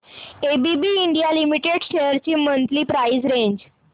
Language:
Marathi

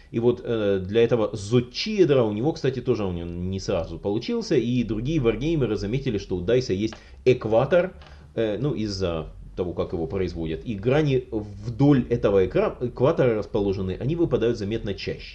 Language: Russian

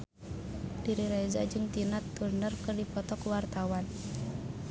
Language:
Sundanese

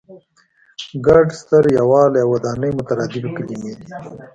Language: Pashto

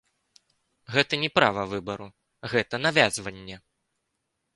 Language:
Belarusian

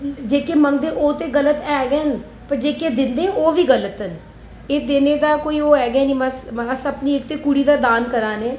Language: Dogri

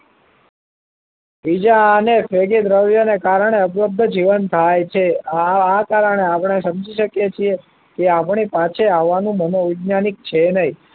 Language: Gujarati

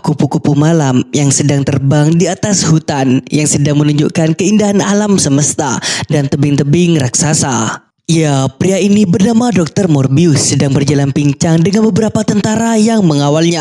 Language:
Indonesian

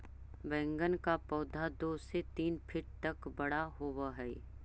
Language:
Magahi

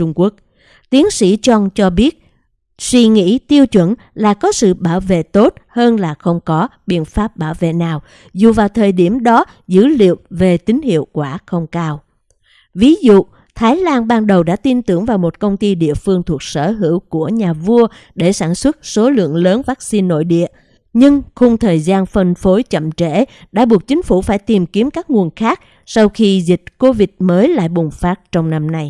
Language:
Vietnamese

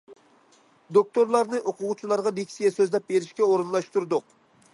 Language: Uyghur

